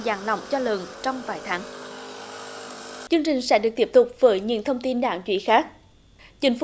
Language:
Vietnamese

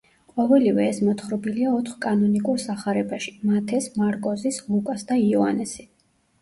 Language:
Georgian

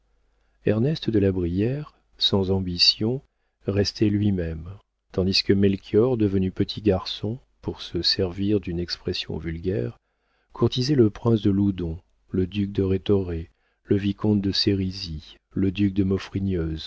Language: French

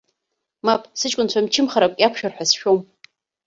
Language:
Abkhazian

